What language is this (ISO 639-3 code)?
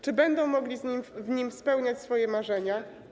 pol